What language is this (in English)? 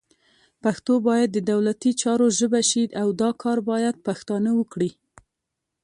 Pashto